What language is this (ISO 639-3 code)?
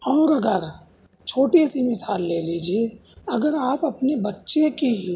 urd